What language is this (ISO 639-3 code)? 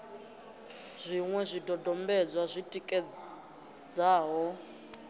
ven